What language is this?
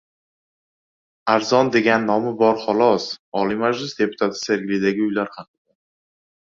Uzbek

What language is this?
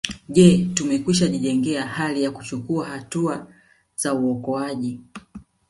Swahili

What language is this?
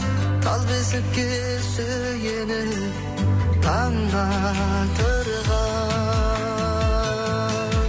Kazakh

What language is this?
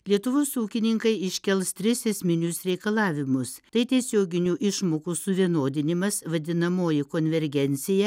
Lithuanian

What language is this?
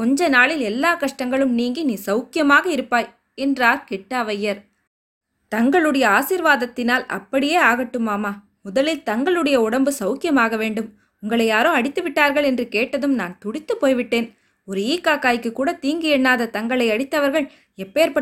Tamil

